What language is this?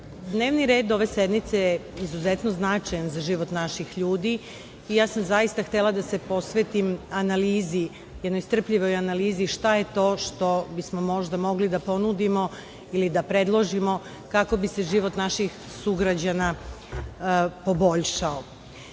Serbian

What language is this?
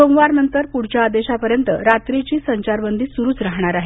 Marathi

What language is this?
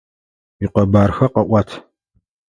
Adyghe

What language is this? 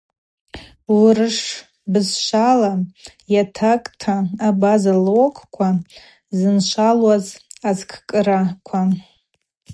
Abaza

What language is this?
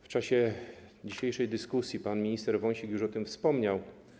Polish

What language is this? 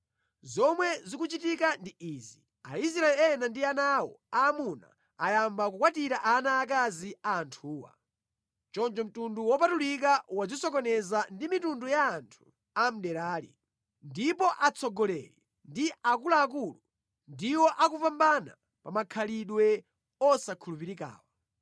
Nyanja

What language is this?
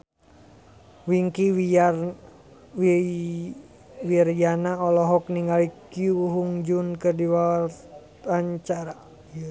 Sundanese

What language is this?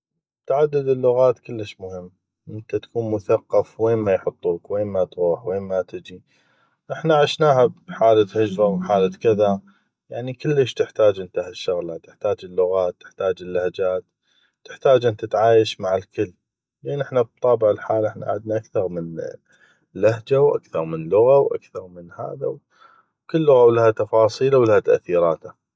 North Mesopotamian Arabic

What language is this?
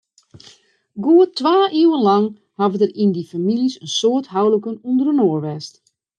Western Frisian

